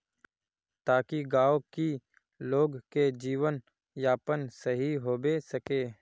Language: Magahi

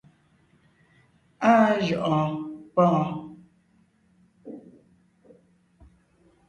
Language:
Ngiemboon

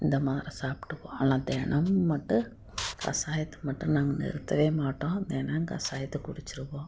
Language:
Tamil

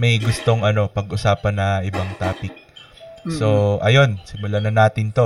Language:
Filipino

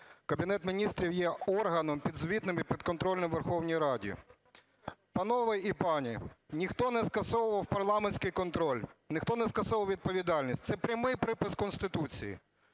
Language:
Ukrainian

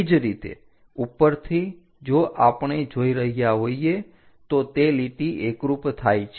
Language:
Gujarati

